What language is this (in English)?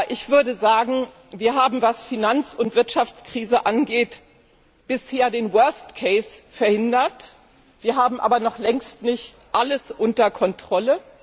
German